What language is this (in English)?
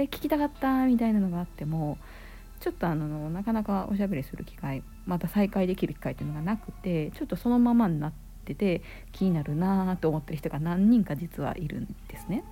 Japanese